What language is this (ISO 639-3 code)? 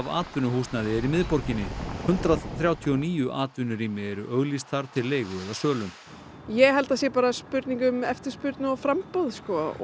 isl